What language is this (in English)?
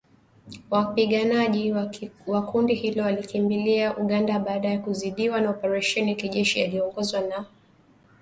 Swahili